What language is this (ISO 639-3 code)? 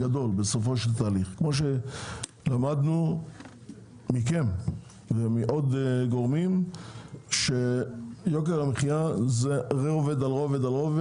heb